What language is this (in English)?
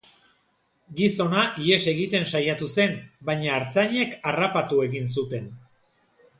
Basque